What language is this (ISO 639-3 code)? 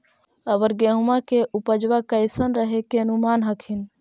mag